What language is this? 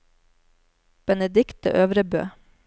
Norwegian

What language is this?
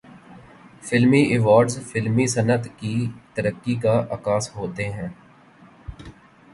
Urdu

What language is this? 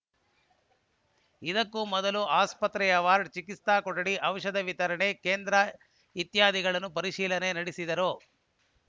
Kannada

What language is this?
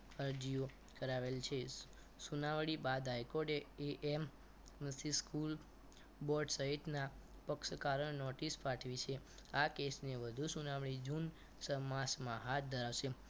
Gujarati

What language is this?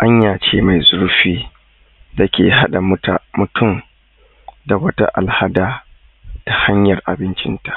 Hausa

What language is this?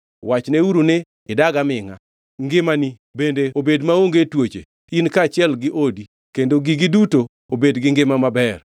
Luo (Kenya and Tanzania)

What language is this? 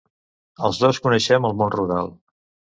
Catalan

